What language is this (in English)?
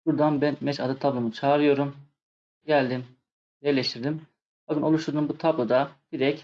Turkish